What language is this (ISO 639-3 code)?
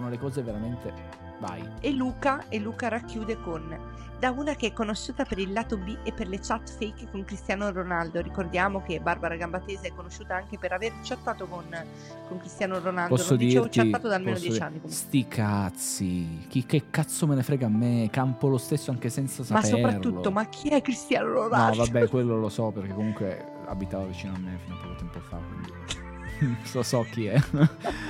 ita